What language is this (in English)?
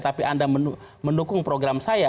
Indonesian